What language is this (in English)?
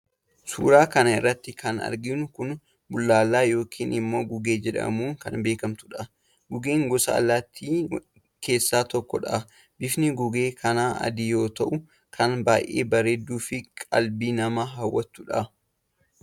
Oromo